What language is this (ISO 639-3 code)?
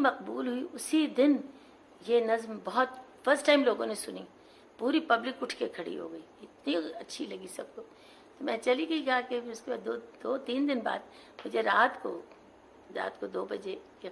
urd